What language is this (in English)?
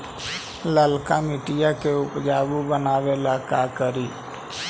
Magahi